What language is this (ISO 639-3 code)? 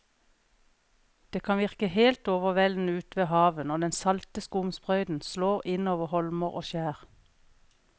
nor